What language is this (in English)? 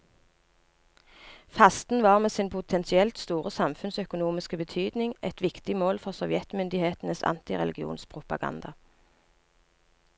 Norwegian